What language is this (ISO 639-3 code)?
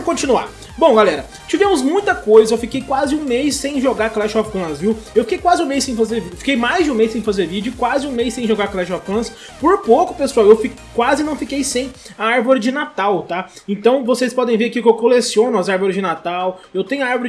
por